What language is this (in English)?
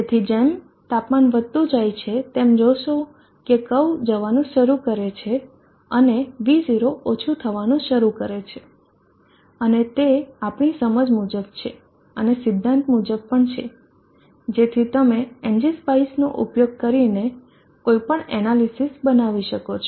Gujarati